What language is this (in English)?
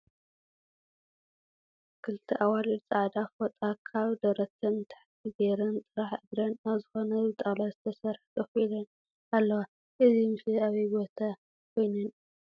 Tigrinya